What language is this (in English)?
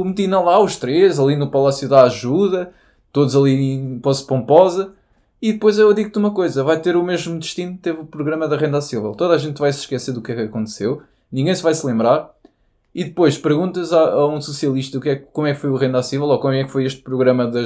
Portuguese